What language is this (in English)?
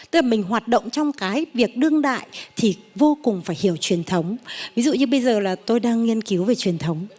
Vietnamese